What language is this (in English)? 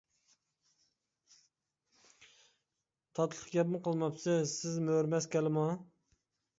Uyghur